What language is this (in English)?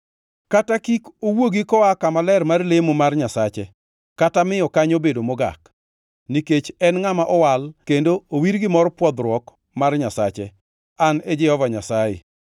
Luo (Kenya and Tanzania)